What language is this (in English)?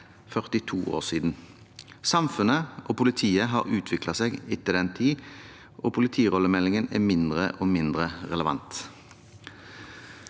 Norwegian